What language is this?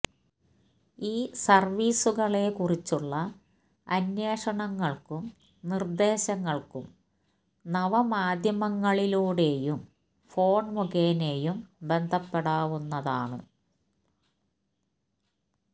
Malayalam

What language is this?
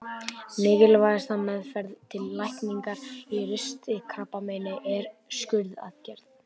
Icelandic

